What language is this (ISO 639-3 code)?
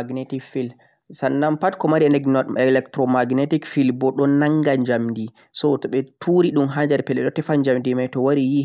fuq